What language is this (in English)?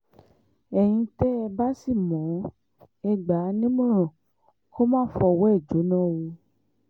Yoruba